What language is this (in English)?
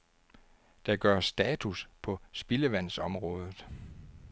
Danish